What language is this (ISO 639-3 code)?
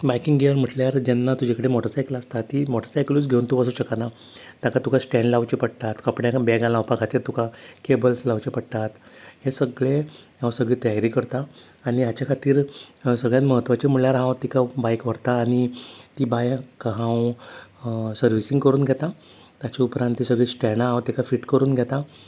kok